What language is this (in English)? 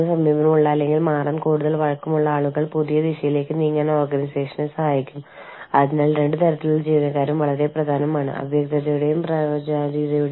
Malayalam